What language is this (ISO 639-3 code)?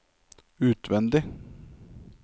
nor